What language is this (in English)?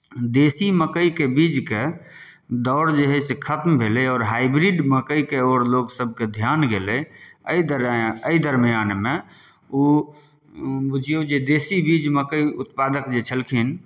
Maithili